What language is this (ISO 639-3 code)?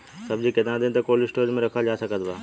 bho